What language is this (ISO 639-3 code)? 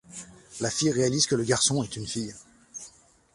fra